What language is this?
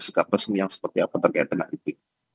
Indonesian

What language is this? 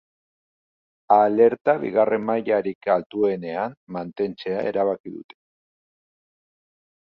Basque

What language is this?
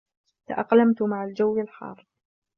Arabic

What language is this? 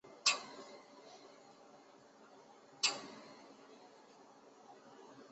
Chinese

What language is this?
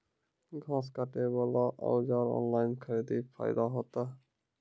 Maithili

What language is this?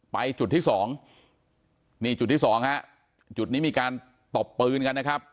Thai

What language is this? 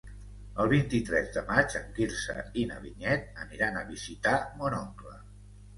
Catalan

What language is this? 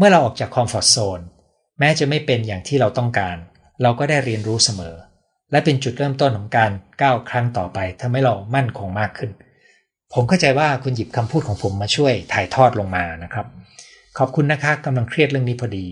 Thai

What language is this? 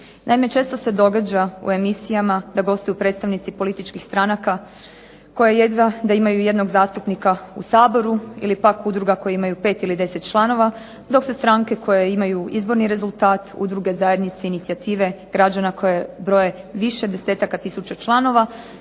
Croatian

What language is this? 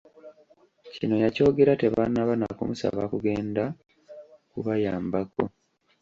Ganda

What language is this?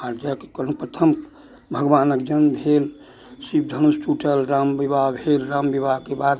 Maithili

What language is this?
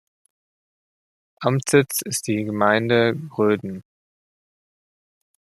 German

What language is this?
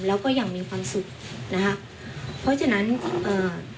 Thai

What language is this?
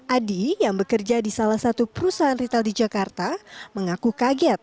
Indonesian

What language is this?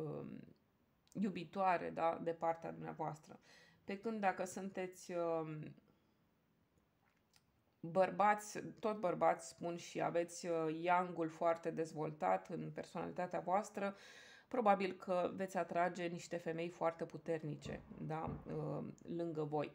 Romanian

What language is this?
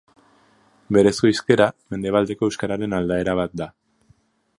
Basque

